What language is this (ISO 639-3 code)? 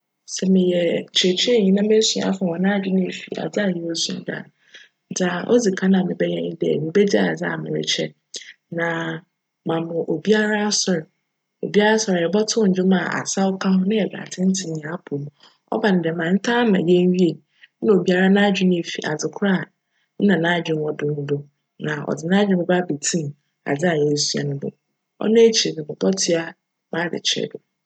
aka